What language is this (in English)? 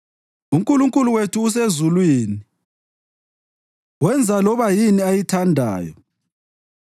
North Ndebele